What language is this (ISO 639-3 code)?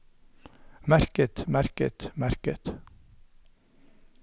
nor